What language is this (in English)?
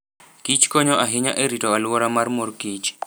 Luo (Kenya and Tanzania)